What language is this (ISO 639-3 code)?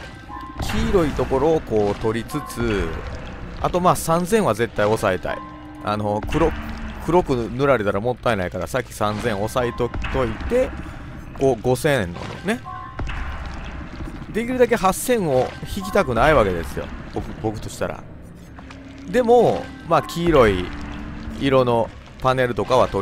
jpn